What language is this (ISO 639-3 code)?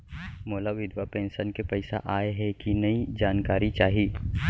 hne